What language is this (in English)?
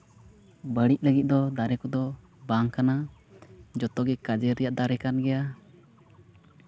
Santali